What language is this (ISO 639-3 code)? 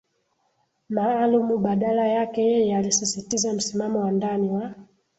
swa